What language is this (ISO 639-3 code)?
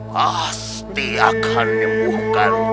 ind